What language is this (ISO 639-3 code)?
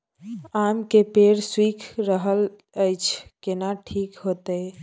mai